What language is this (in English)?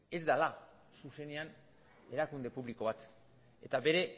Basque